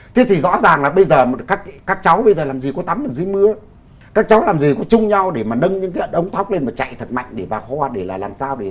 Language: Vietnamese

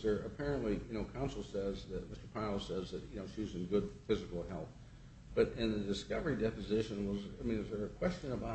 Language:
English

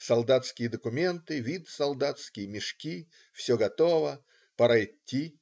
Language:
Russian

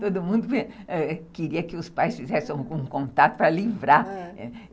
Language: Portuguese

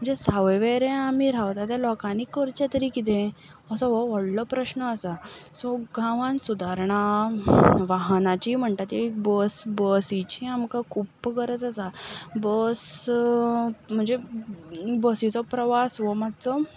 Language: Konkani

